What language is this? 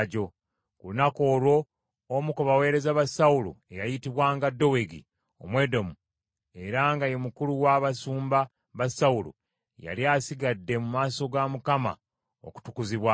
Ganda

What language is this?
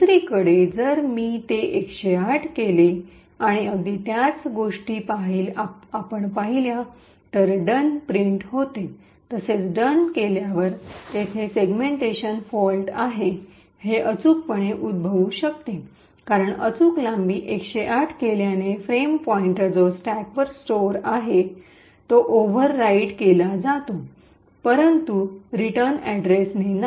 Marathi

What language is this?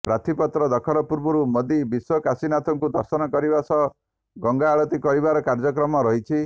Odia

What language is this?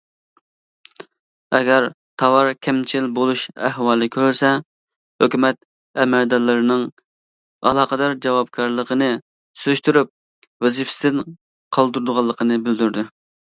Uyghur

